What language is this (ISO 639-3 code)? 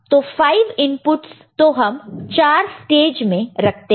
hin